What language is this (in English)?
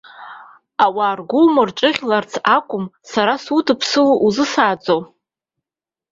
Abkhazian